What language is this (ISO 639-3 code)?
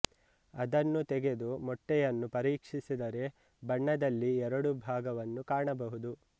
kan